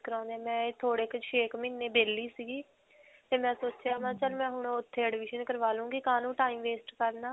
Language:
Punjabi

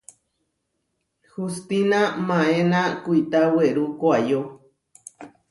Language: Huarijio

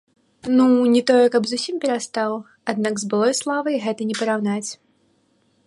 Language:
Belarusian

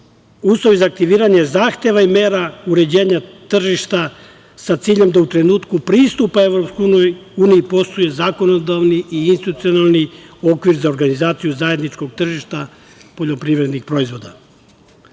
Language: Serbian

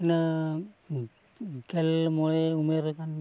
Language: Santali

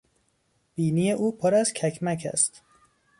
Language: Persian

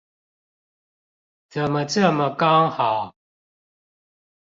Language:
Chinese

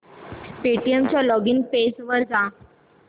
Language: Marathi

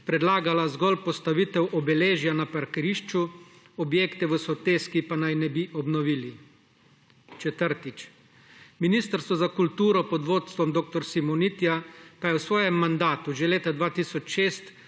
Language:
Slovenian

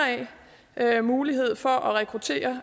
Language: Danish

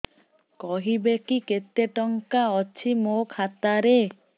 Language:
Odia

